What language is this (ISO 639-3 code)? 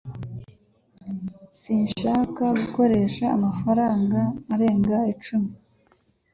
kin